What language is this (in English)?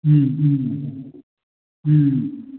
Manipuri